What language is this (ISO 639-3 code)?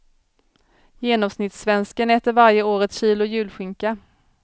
swe